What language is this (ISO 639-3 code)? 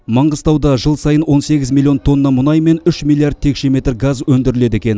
kaz